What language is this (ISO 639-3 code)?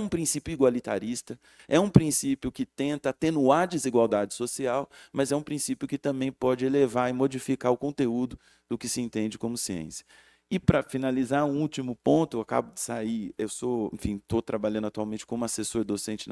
por